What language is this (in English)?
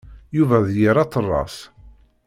Kabyle